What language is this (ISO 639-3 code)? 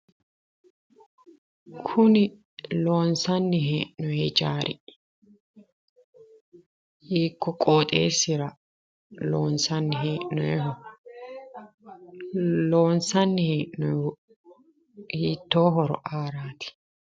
sid